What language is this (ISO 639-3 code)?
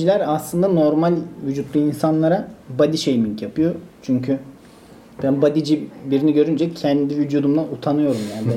tur